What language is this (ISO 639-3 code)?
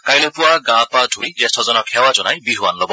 asm